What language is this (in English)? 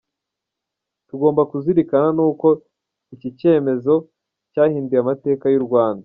Kinyarwanda